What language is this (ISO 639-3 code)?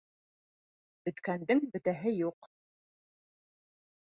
bak